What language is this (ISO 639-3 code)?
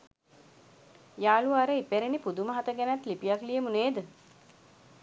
sin